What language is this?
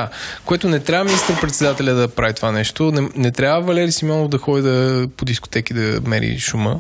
Bulgarian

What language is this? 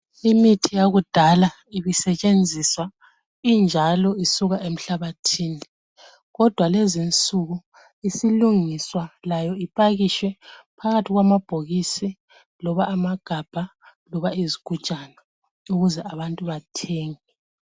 North Ndebele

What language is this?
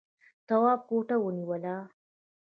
Pashto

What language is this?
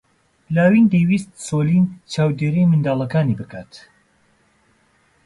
Central Kurdish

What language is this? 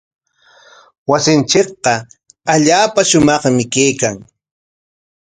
Corongo Ancash Quechua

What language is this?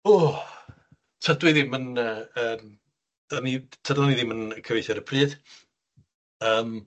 Welsh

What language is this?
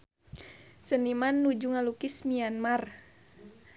Sundanese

